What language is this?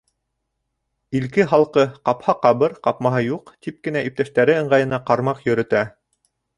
Bashkir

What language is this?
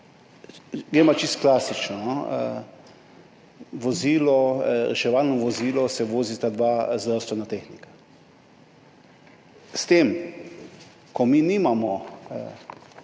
Slovenian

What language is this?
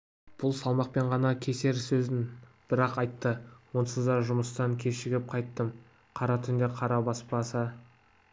Kazakh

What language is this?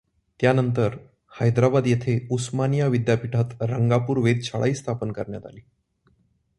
Marathi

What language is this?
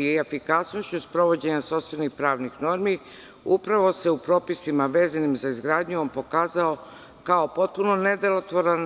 Serbian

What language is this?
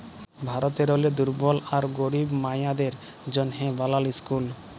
Bangla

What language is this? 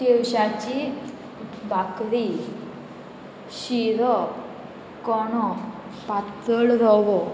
Konkani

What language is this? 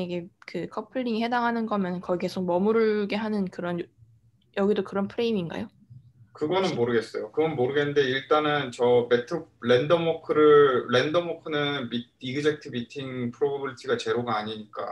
Korean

